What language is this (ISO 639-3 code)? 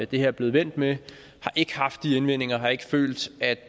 dan